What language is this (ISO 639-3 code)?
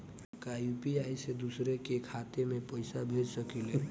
bho